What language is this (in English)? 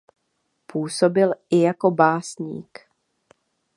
Czech